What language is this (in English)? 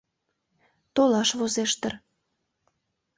Mari